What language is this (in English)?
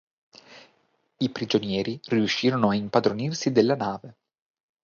Italian